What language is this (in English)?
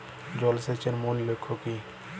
Bangla